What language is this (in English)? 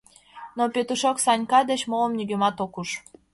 Mari